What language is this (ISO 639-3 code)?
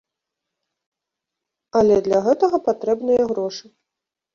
bel